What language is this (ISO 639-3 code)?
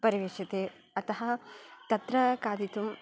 san